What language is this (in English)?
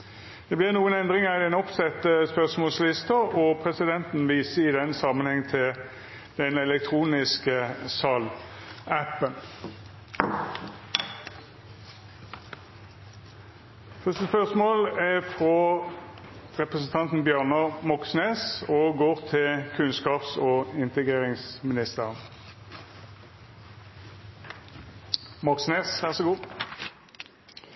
Norwegian Nynorsk